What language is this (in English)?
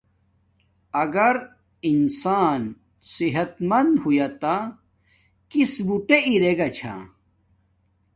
Domaaki